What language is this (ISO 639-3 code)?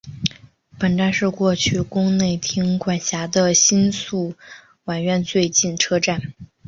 zho